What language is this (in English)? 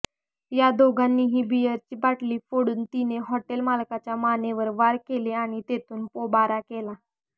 Marathi